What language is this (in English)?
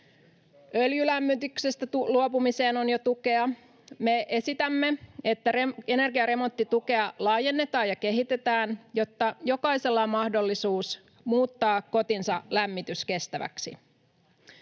Finnish